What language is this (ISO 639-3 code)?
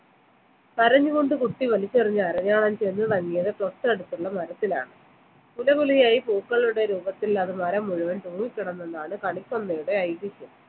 mal